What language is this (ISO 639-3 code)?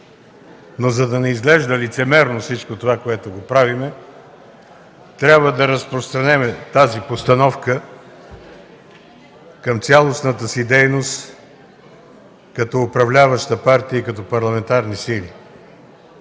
bul